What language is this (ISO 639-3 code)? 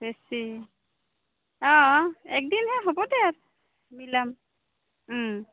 asm